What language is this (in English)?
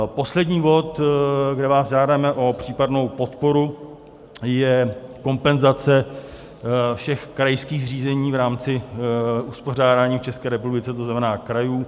Czech